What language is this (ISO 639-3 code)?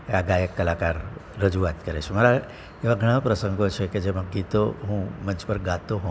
guj